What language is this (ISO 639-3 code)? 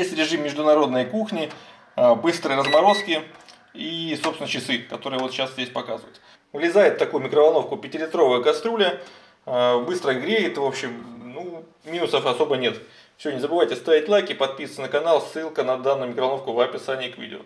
rus